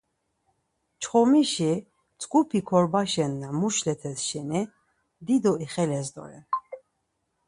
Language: Laz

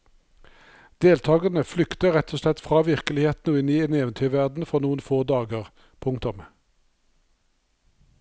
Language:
Norwegian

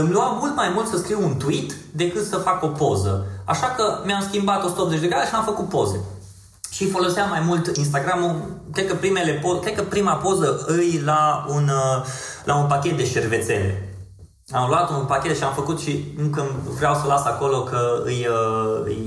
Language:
Romanian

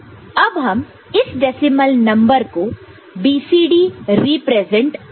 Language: Hindi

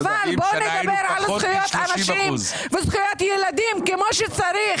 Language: Hebrew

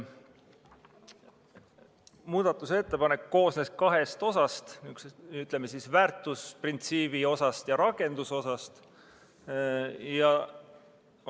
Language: Estonian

